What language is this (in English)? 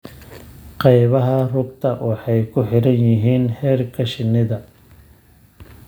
Somali